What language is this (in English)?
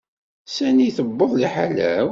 Kabyle